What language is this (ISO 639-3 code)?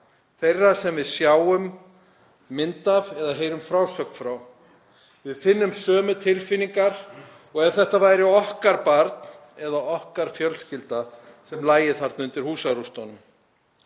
isl